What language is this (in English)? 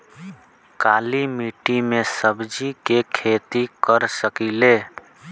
Bhojpuri